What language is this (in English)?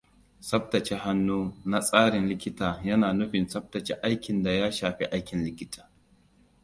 Hausa